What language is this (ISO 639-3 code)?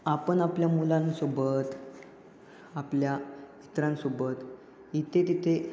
mar